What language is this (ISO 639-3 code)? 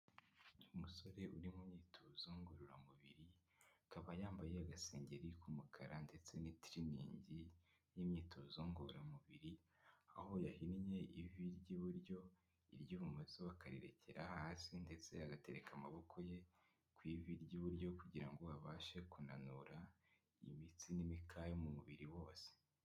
kin